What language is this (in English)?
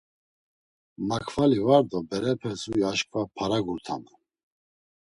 Laz